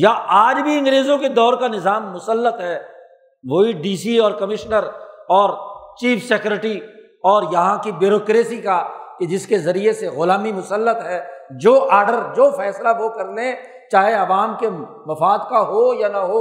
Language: Urdu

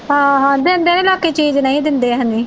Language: Punjabi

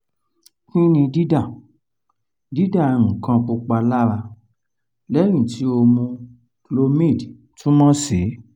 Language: Yoruba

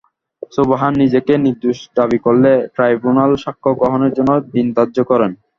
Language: Bangla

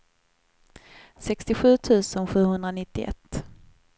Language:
Swedish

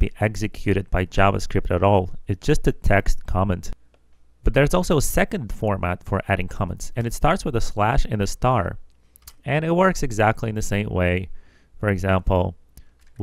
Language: English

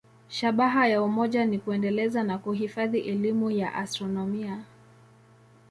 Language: Swahili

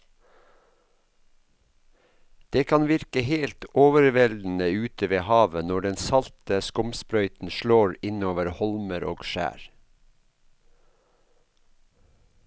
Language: Norwegian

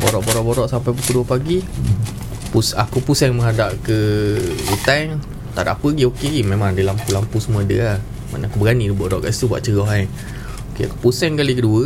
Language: Malay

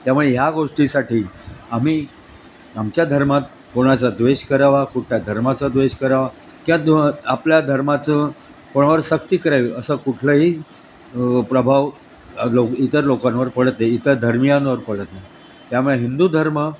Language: Marathi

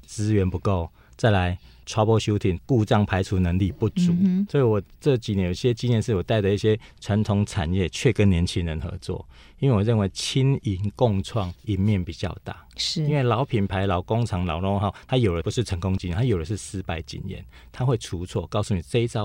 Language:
Chinese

